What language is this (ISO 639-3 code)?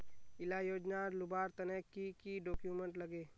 mag